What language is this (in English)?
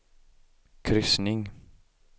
Swedish